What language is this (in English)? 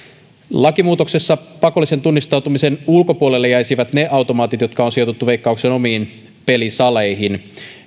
Finnish